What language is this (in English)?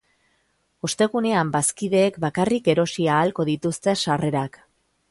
Basque